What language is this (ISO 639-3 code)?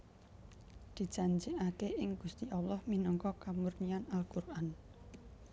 jav